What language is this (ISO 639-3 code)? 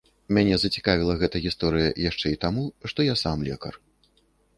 bel